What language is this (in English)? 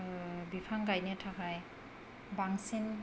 Bodo